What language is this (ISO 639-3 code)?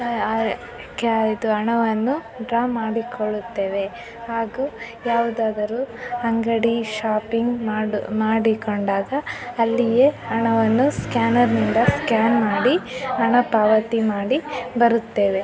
kan